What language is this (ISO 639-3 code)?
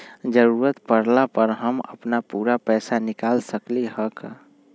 mag